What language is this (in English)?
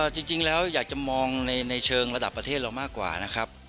Thai